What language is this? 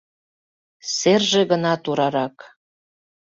Mari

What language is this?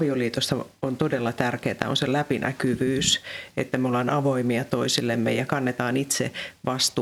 Finnish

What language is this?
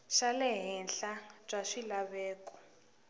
Tsonga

